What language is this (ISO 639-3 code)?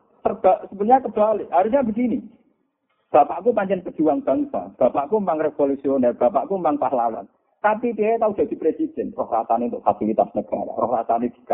msa